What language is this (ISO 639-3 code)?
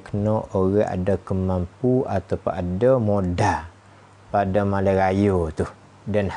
msa